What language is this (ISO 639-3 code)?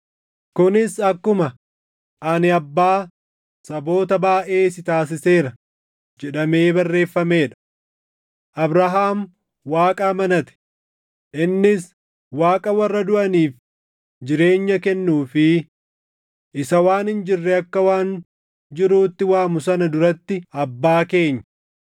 orm